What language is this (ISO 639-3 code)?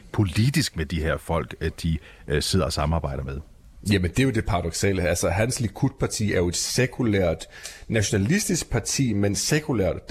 dan